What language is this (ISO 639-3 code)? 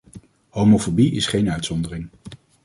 nld